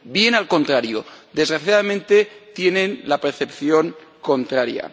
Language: Spanish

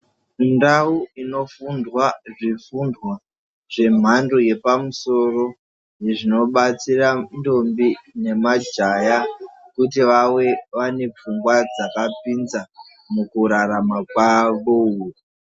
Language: Ndau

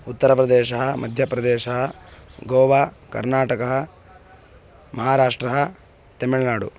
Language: Sanskrit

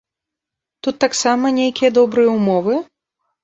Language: Belarusian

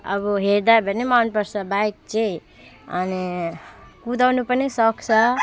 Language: Nepali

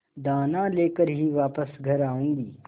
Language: Hindi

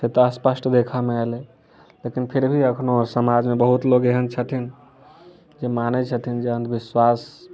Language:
Maithili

